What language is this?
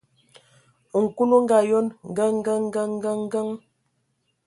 Ewondo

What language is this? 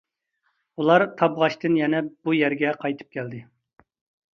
Uyghur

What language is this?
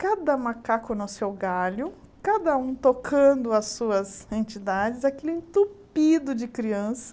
Portuguese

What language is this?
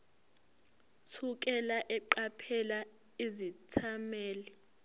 Zulu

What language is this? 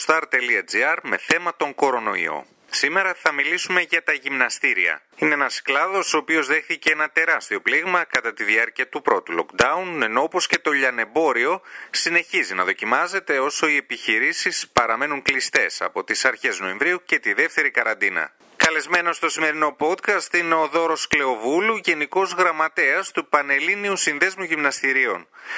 Greek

